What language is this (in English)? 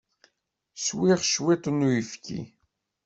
Kabyle